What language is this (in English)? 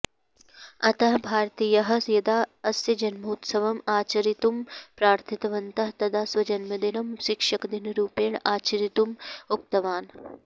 Sanskrit